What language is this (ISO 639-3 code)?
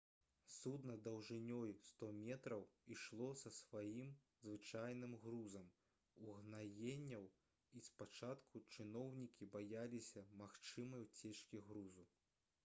bel